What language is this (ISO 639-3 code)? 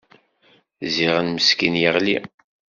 kab